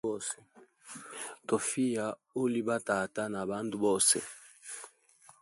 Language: Hemba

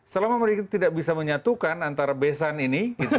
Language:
Indonesian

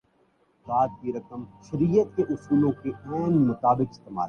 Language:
Urdu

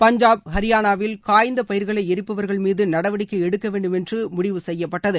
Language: Tamil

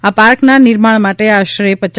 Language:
Gujarati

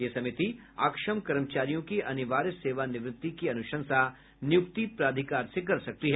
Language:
Hindi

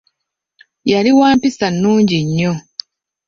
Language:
Ganda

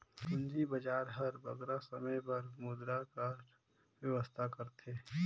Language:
Chhattisgarhi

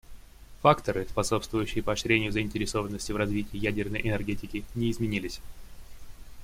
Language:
Russian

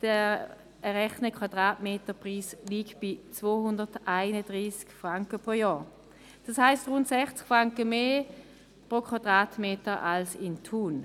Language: Swiss German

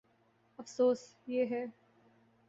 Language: Urdu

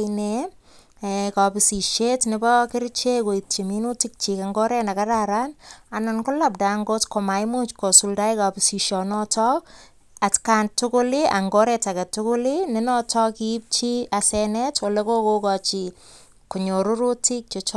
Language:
Kalenjin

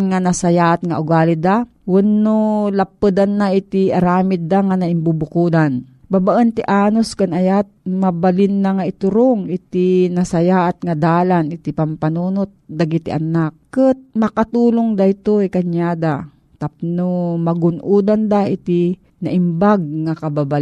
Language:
Filipino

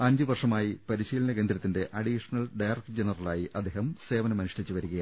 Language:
Malayalam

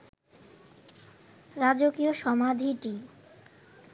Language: Bangla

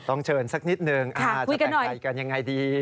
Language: Thai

